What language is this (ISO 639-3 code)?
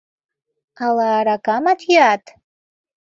chm